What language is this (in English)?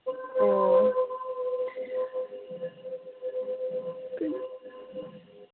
Manipuri